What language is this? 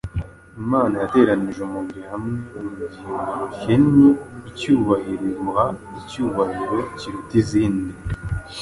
Kinyarwanda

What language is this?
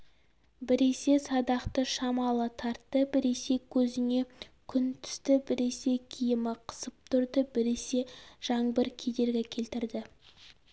Kazakh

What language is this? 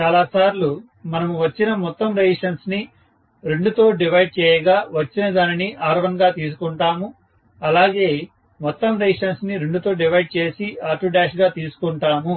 Telugu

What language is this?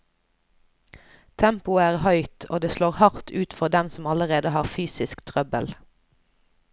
Norwegian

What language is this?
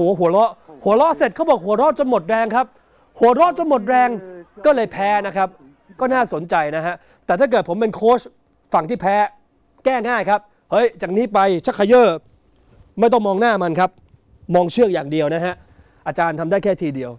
Thai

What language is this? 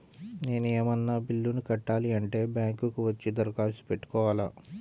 Telugu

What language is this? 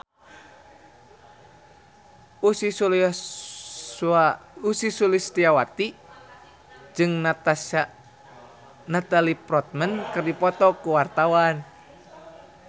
Sundanese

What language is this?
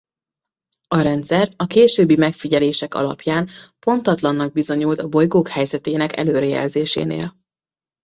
Hungarian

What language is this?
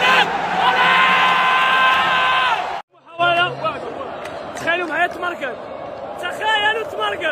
Arabic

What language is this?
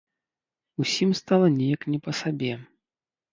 Belarusian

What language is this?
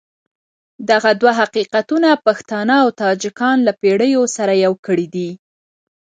Pashto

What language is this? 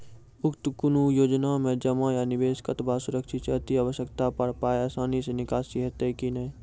Maithili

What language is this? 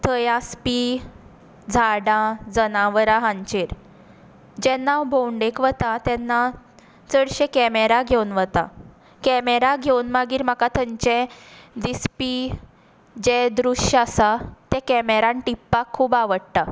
Konkani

